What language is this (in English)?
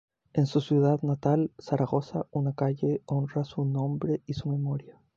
Spanish